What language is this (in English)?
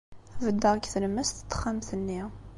Kabyle